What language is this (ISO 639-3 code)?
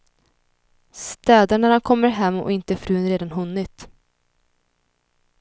swe